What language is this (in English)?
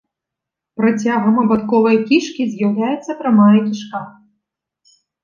Belarusian